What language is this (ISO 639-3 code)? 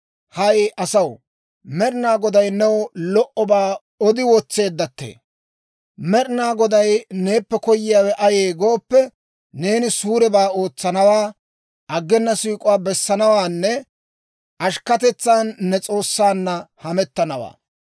dwr